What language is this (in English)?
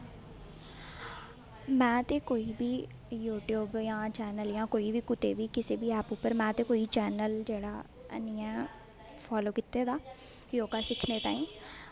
Dogri